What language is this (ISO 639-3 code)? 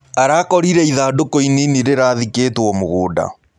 kik